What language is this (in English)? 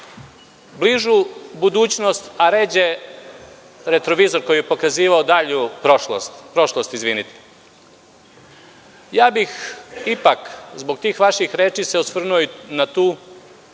Serbian